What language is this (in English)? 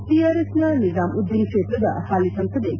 Kannada